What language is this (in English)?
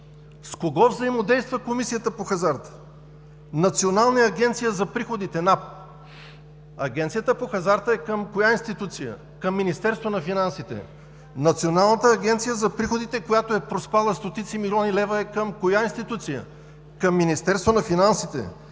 Bulgarian